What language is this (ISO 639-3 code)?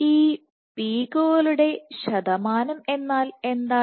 mal